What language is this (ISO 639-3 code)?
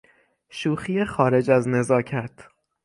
fas